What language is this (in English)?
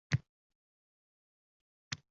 Uzbek